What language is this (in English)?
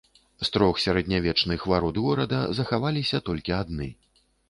Belarusian